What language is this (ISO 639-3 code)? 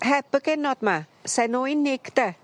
cym